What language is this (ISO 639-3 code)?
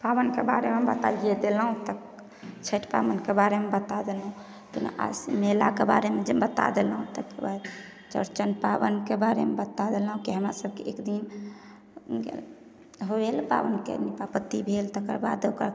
mai